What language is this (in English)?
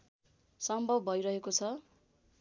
Nepali